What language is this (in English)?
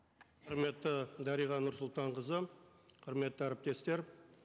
Kazakh